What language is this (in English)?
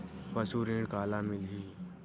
Chhattisgarhi